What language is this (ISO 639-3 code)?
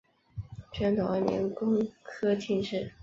zho